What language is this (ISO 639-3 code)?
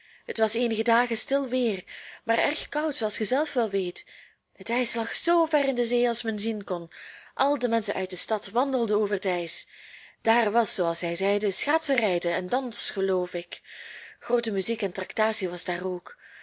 nld